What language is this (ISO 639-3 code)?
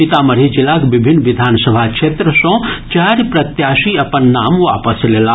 mai